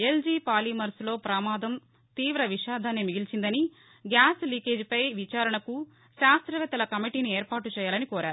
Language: Telugu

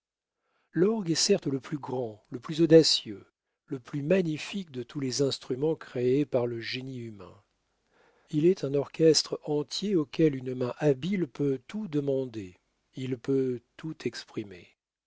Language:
French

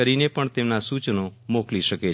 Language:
Gujarati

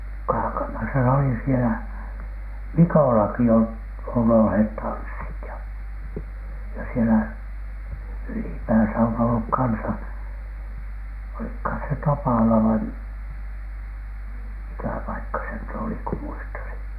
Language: Finnish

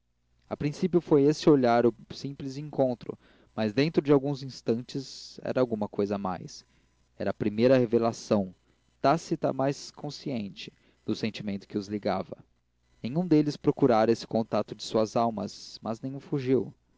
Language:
Portuguese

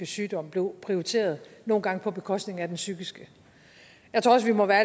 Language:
Danish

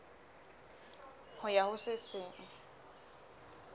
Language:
Southern Sotho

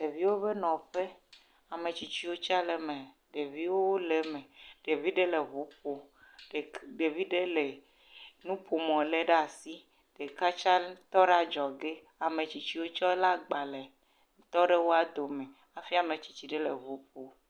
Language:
Ewe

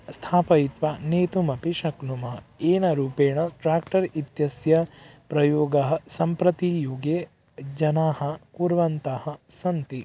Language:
Sanskrit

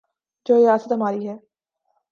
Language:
Urdu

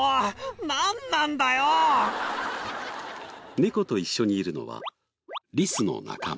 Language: Japanese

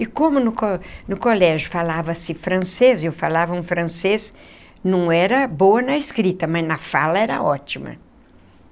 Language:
Portuguese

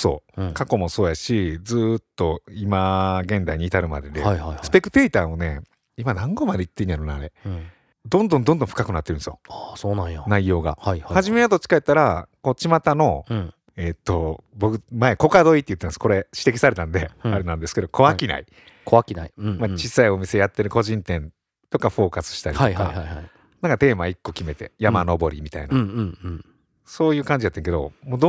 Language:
Japanese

